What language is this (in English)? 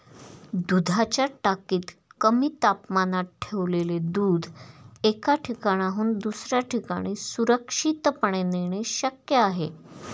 Marathi